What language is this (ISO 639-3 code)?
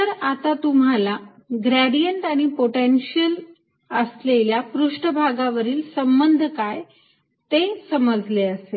mar